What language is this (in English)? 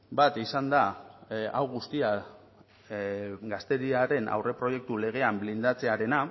Basque